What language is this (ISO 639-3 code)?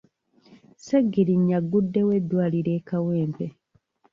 lug